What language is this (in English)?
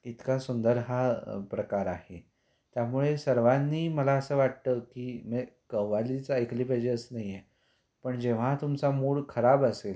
Marathi